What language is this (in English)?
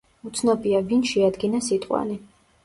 Georgian